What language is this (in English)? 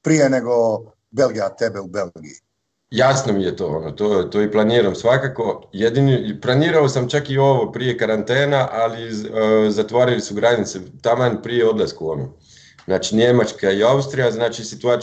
Croatian